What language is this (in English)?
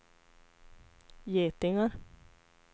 Swedish